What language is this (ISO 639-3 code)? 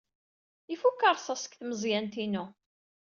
kab